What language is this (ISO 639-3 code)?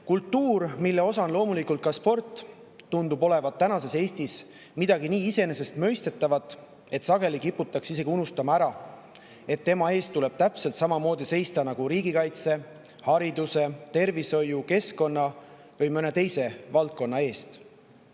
est